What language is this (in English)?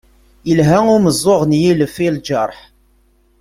Kabyle